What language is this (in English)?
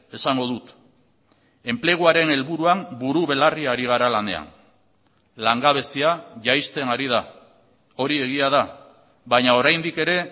Basque